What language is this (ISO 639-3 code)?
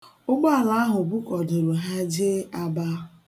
ibo